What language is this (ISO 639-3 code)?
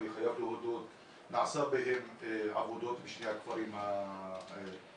heb